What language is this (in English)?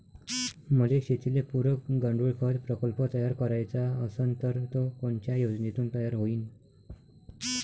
Marathi